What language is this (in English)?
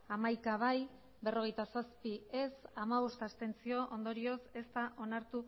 Basque